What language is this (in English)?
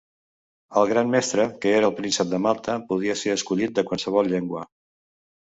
Catalan